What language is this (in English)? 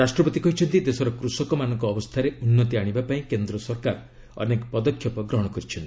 Odia